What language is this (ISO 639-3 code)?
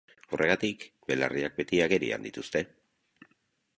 eus